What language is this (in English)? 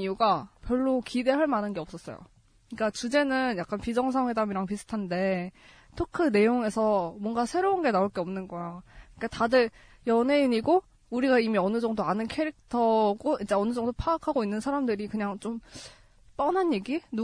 Korean